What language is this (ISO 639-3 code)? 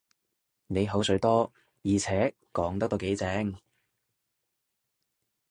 yue